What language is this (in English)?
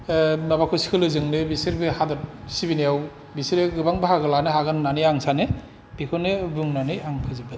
Bodo